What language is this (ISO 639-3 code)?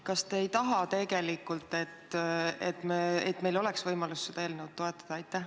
est